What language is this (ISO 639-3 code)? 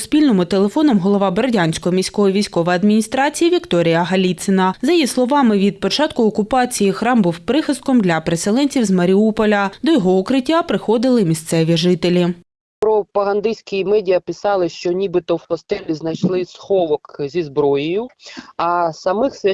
ukr